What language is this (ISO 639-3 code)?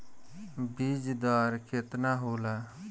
bho